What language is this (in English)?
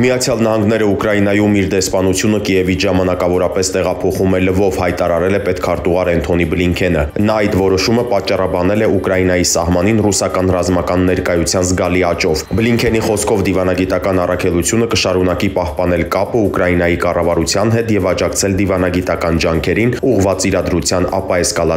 Romanian